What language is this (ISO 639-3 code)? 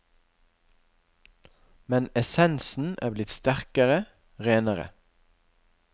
nor